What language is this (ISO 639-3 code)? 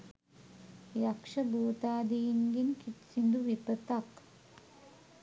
sin